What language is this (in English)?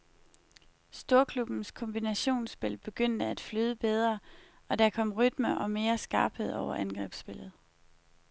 Danish